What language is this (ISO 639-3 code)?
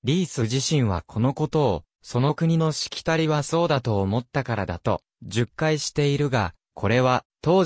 jpn